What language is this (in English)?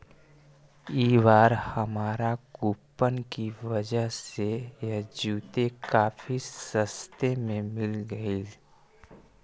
Magahi